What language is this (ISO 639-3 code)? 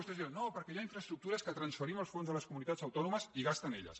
cat